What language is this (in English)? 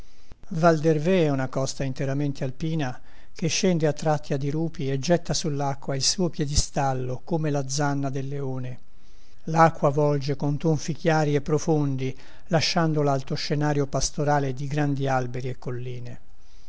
Italian